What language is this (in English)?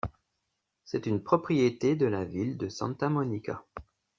French